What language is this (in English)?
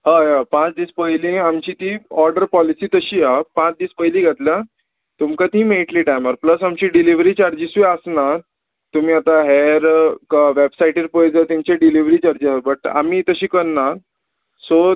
Konkani